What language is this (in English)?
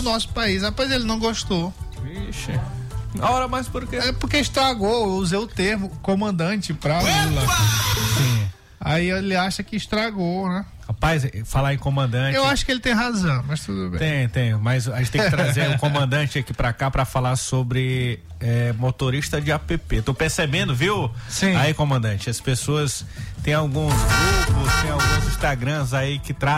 Portuguese